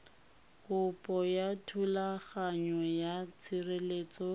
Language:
Tswana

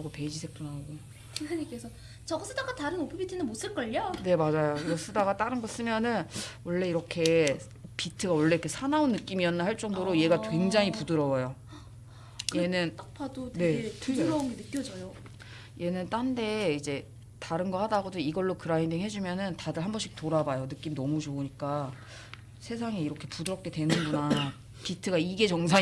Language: Korean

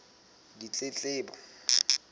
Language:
Southern Sotho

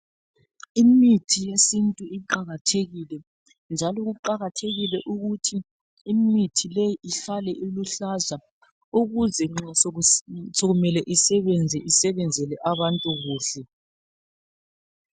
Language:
North Ndebele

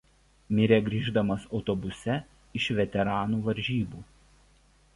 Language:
Lithuanian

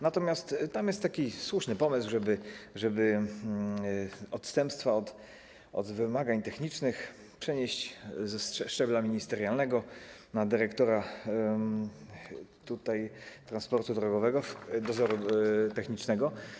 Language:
Polish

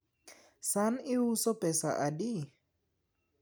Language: Luo (Kenya and Tanzania)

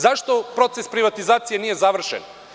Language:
Serbian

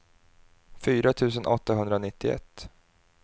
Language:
Swedish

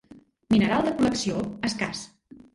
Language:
Catalan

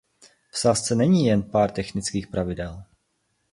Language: Czech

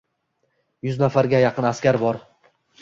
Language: Uzbek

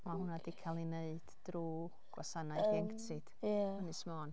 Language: Welsh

